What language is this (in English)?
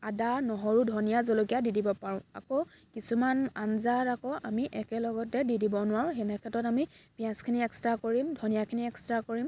Assamese